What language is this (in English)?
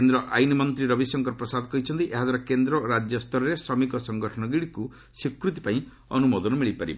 Odia